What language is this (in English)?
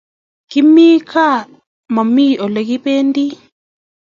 Kalenjin